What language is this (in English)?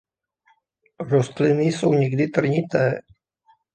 Czech